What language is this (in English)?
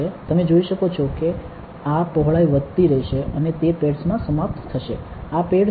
Gujarati